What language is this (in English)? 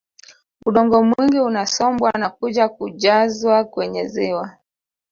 Swahili